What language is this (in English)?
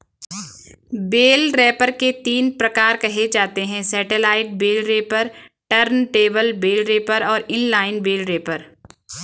Hindi